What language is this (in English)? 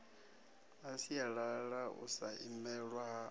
Venda